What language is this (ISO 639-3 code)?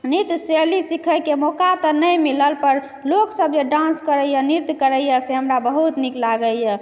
mai